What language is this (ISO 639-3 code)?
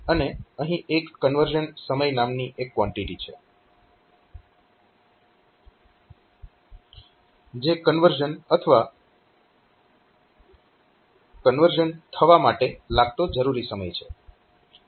guj